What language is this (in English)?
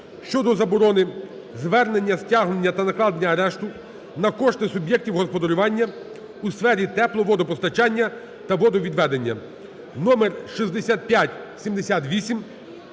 Ukrainian